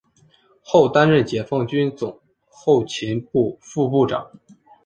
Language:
Chinese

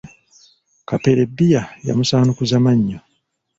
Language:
Ganda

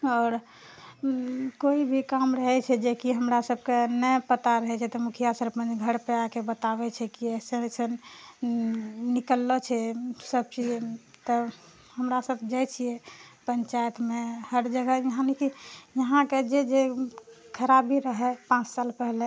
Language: Maithili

